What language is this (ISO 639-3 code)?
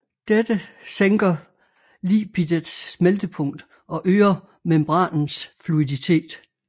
dan